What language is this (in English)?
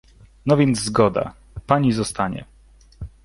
Polish